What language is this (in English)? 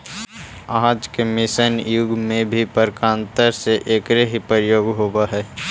Magahi